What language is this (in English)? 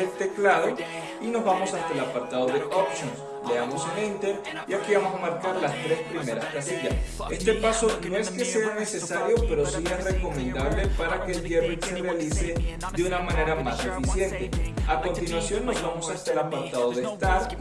Spanish